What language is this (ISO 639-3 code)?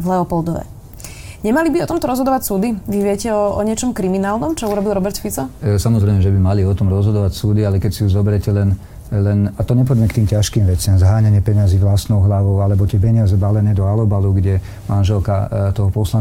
slk